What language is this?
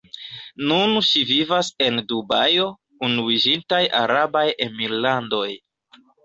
Esperanto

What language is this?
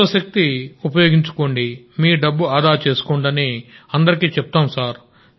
Telugu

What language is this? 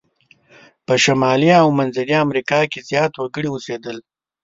Pashto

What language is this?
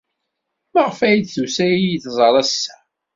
Kabyle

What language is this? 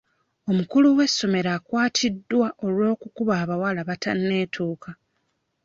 Ganda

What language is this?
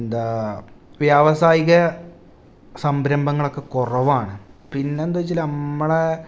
Malayalam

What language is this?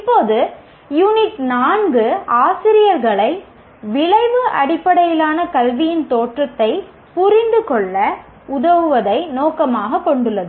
Tamil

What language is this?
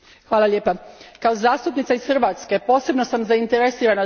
Croatian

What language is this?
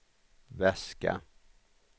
Swedish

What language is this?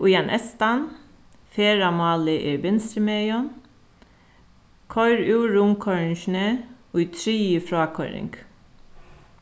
Faroese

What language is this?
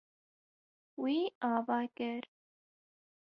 Kurdish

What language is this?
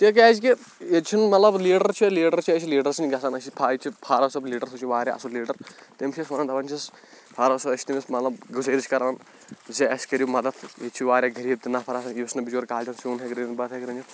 Kashmiri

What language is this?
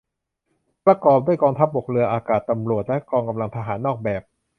Thai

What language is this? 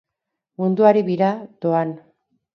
Basque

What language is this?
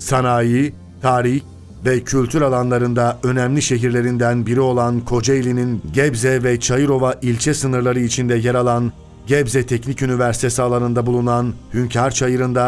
Turkish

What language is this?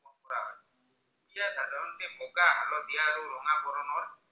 Assamese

